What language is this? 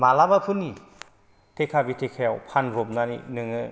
Bodo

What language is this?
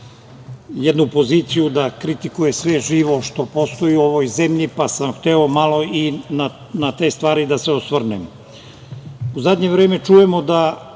Serbian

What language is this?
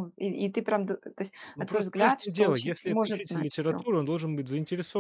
Russian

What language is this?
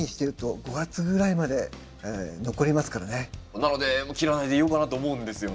Japanese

